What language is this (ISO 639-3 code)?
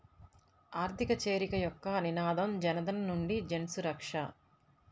tel